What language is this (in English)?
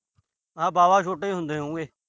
Punjabi